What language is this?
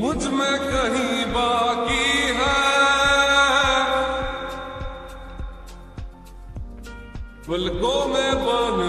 Arabic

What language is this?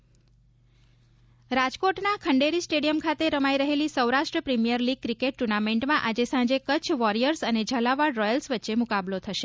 Gujarati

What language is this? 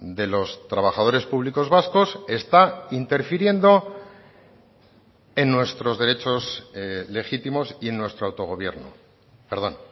Spanish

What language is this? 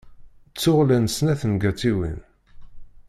Kabyle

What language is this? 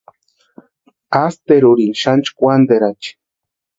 Western Highland Purepecha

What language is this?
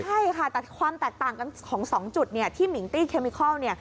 Thai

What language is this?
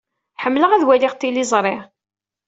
Kabyle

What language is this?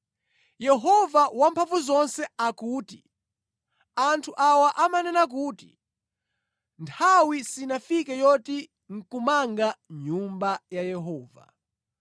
Nyanja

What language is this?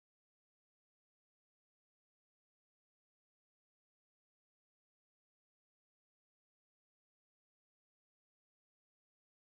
Arabic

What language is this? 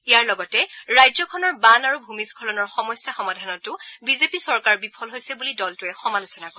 Assamese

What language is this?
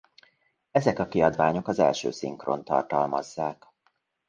Hungarian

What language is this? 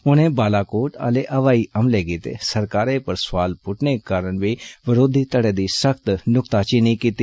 Dogri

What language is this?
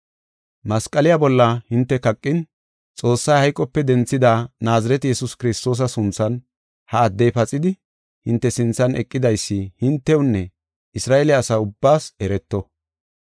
Gofa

